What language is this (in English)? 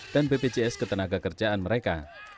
Indonesian